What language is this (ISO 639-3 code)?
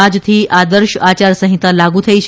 guj